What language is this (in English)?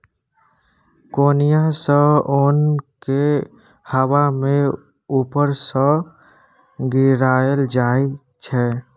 Maithili